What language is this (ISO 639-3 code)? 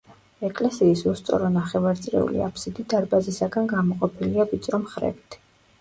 kat